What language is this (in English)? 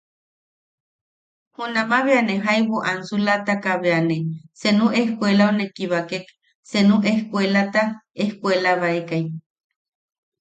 Yaqui